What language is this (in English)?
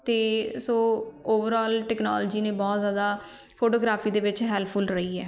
Punjabi